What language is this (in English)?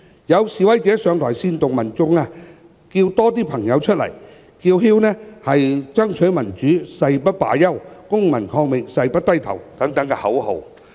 Cantonese